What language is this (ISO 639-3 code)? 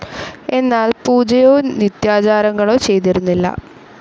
mal